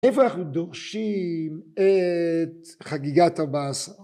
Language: Hebrew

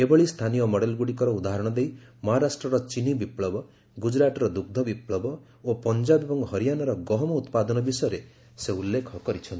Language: Odia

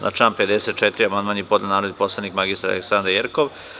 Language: Serbian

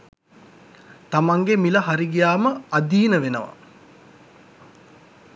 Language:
Sinhala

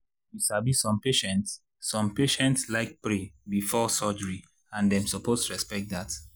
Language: Nigerian Pidgin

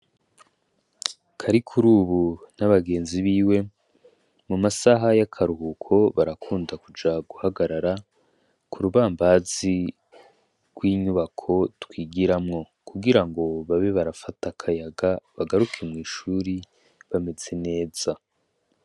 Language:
Rundi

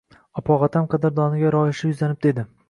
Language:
Uzbek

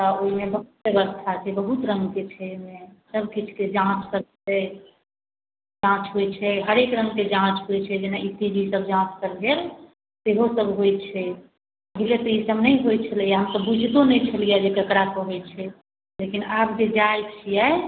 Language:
Maithili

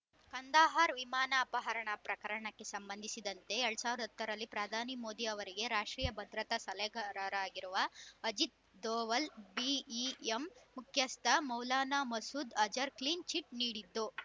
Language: Kannada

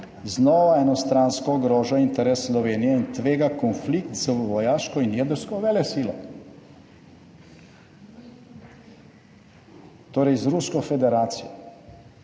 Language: Slovenian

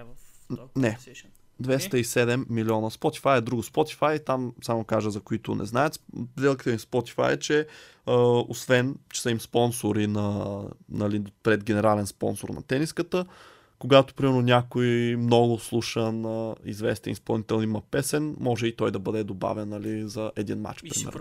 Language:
Bulgarian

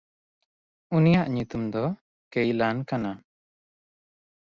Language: Santali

